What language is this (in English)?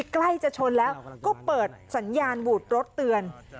Thai